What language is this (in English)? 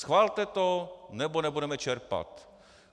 Czech